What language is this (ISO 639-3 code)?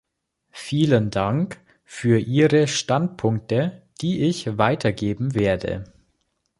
deu